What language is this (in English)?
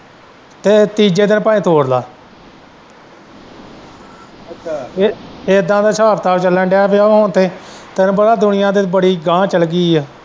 Punjabi